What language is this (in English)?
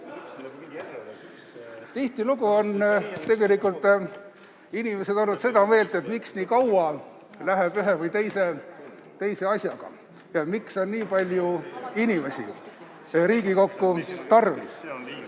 Estonian